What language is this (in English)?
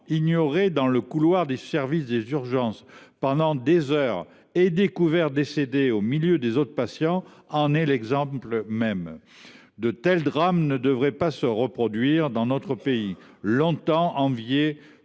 French